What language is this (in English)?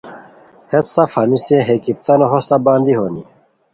Khowar